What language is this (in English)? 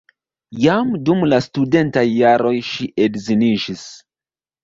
Esperanto